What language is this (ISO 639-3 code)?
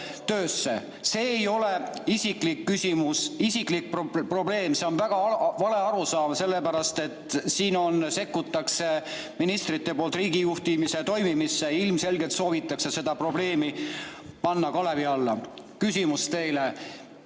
est